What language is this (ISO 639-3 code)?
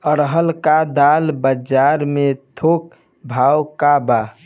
bho